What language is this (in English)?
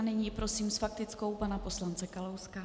Czech